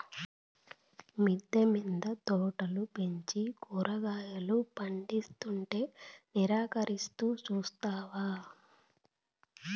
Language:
Telugu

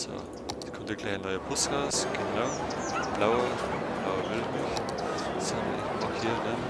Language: German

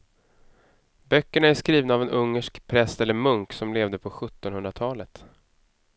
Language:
Swedish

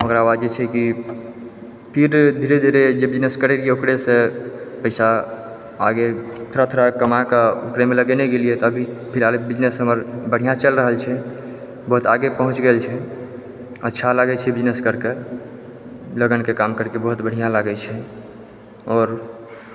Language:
Maithili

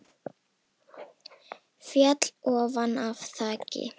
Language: Icelandic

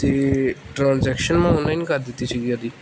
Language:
Punjabi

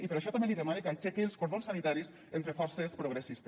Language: Catalan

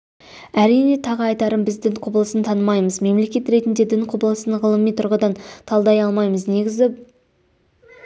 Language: Kazakh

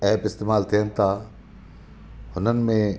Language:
Sindhi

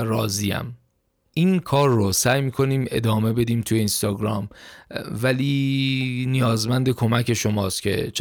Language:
Persian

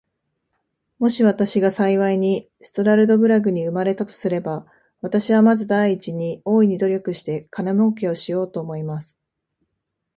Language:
Japanese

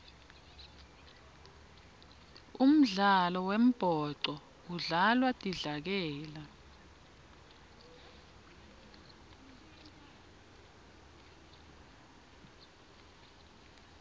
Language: Swati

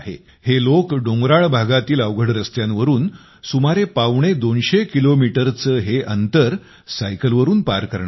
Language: Marathi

